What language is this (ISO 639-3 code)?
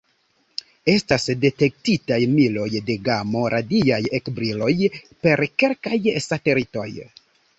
epo